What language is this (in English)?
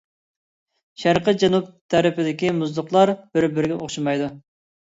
Uyghur